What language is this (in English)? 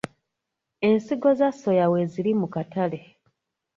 Ganda